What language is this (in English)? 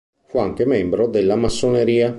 Italian